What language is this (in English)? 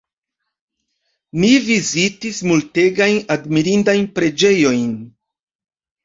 Esperanto